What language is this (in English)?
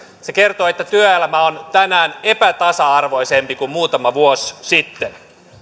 Finnish